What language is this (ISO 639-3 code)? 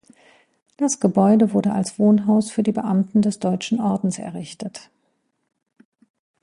deu